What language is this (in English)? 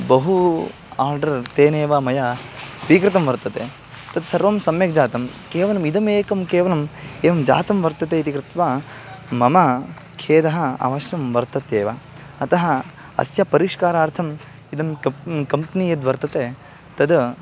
Sanskrit